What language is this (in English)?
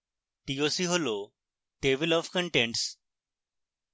Bangla